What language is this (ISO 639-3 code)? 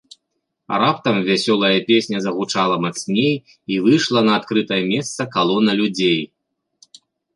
bel